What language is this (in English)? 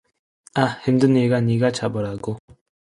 Korean